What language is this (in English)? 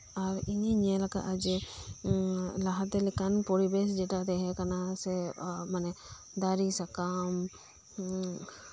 Santali